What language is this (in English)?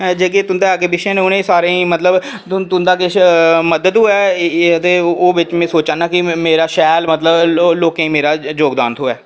Dogri